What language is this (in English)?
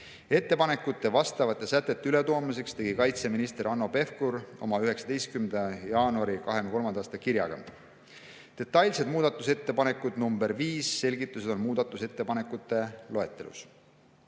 Estonian